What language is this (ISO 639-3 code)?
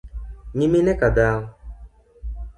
luo